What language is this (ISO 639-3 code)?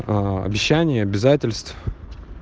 rus